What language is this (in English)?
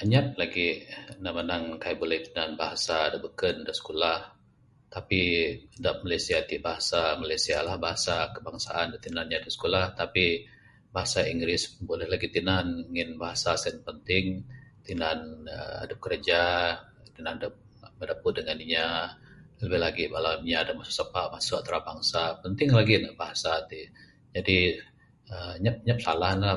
Bukar-Sadung Bidayuh